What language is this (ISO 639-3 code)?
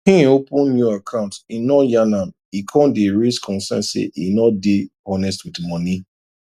pcm